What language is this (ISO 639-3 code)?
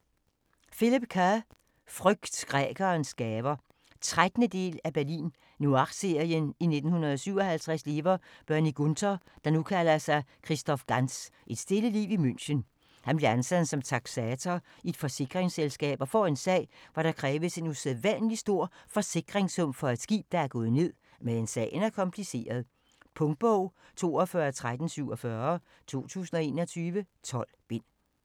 dan